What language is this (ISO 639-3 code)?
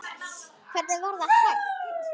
isl